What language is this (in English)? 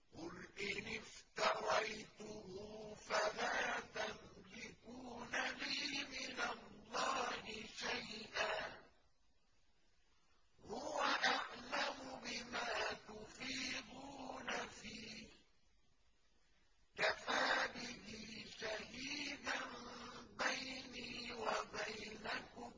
Arabic